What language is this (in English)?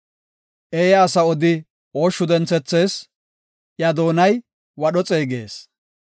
Gofa